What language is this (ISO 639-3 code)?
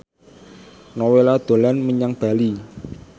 jav